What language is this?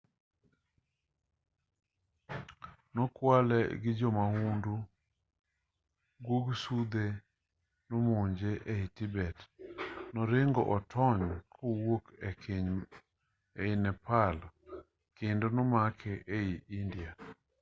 Luo (Kenya and Tanzania)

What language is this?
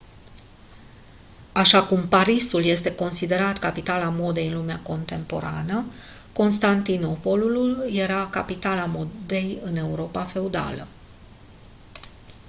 Romanian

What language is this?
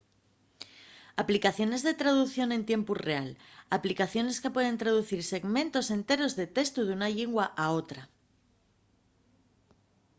Asturian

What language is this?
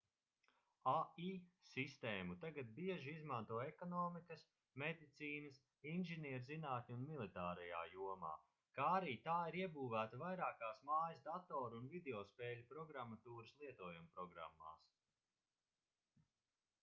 Latvian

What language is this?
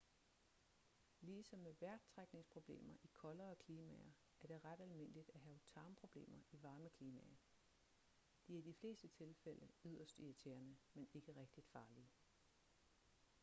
Danish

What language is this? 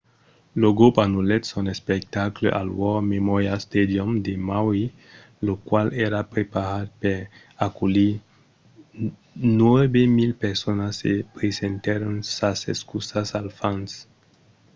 Occitan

